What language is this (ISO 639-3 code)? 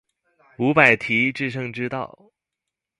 zho